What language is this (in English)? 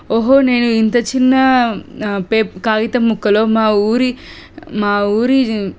Telugu